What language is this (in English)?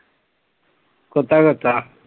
Punjabi